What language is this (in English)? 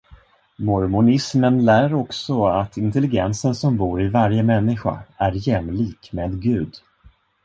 Swedish